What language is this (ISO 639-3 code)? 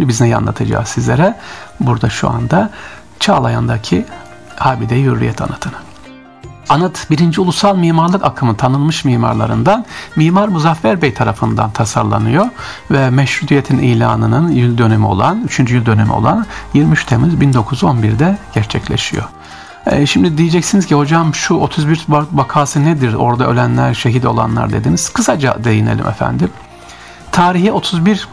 tur